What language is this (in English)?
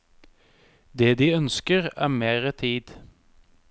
Norwegian